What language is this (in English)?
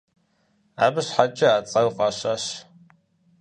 Kabardian